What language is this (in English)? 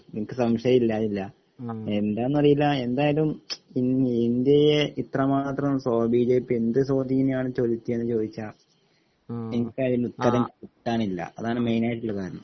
Malayalam